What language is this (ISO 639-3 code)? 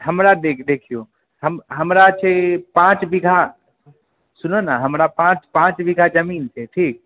mai